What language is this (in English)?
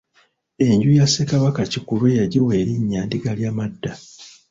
Ganda